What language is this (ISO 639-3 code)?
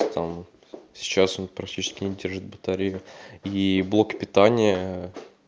rus